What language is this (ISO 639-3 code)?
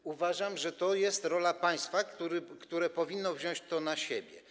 pol